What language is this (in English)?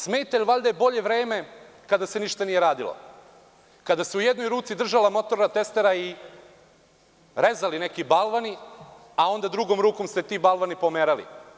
Serbian